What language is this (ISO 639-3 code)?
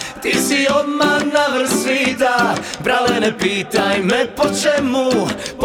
hrv